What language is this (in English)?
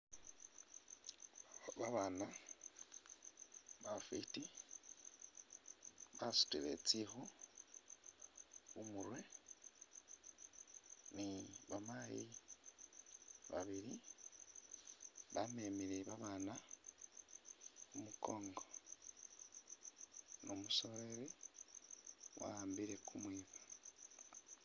Masaaba